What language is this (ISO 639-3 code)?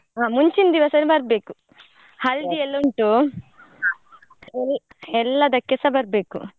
kan